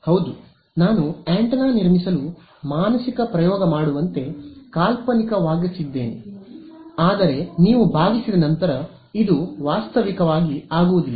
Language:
Kannada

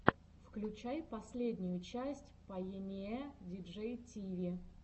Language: Russian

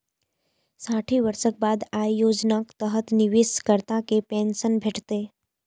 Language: Maithili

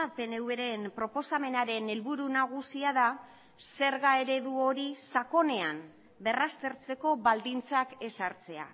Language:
Basque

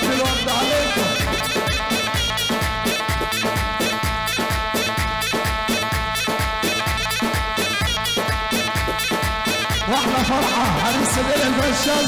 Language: Arabic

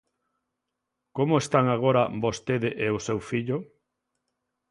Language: Galician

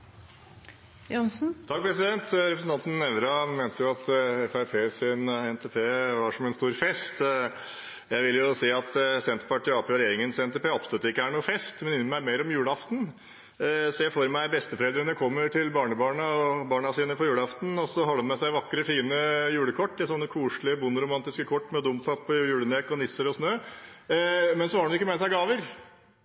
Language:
Norwegian Bokmål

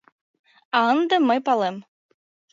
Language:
Mari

